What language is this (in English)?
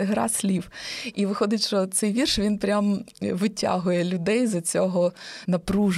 Ukrainian